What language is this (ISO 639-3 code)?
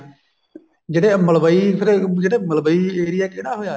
pan